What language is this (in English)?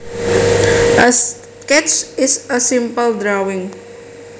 Javanese